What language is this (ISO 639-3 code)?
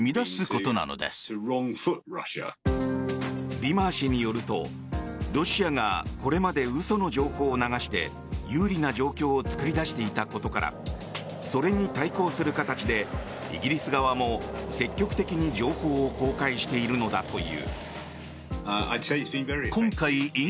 jpn